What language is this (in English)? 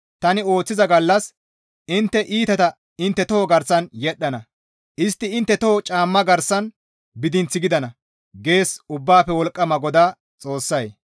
Gamo